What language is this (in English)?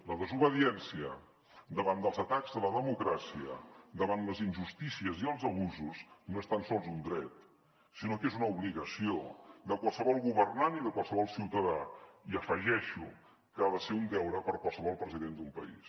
Catalan